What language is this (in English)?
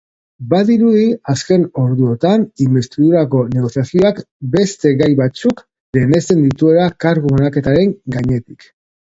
Basque